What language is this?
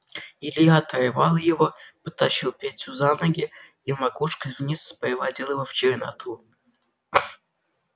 Russian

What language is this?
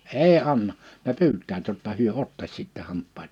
Finnish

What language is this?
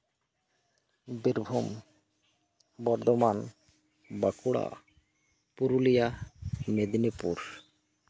Santali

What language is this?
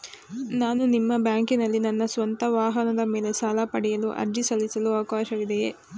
Kannada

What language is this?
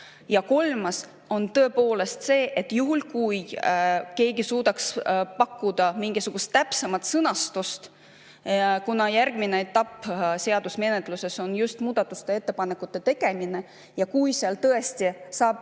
Estonian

